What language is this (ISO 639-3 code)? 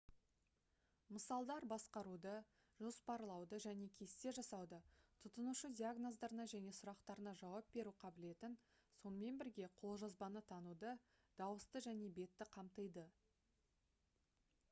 kaz